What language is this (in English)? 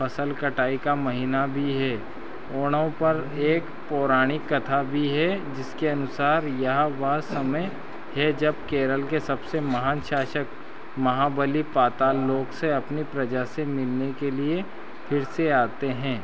Hindi